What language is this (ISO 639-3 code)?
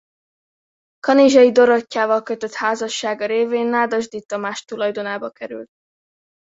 hun